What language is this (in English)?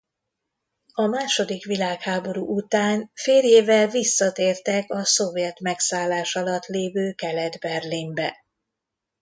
Hungarian